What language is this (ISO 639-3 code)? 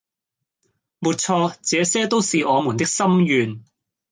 yue